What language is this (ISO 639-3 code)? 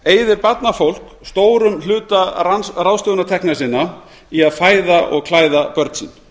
isl